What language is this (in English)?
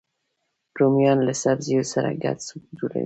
Pashto